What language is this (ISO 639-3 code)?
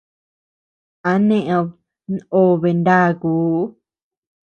cux